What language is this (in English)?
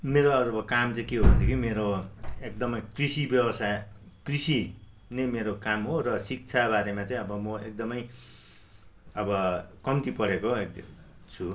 Nepali